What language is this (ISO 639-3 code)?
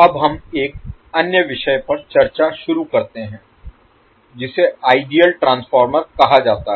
hin